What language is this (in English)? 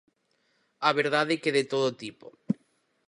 Galician